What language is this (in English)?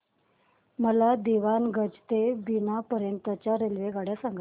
Marathi